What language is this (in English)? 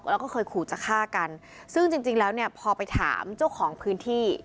Thai